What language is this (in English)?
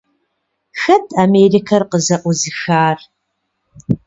Kabardian